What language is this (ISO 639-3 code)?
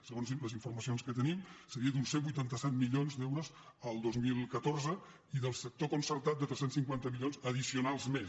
cat